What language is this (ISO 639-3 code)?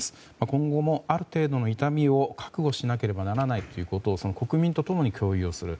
jpn